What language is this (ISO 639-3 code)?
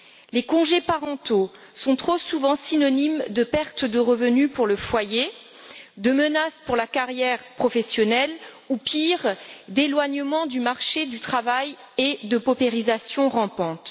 fra